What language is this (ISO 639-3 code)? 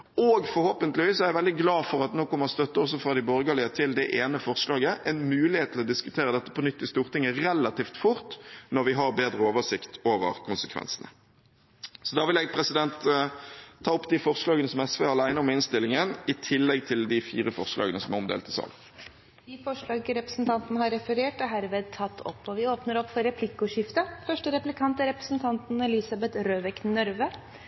nor